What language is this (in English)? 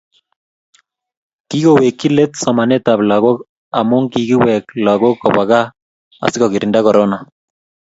Kalenjin